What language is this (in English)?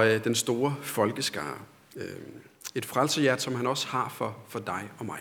Danish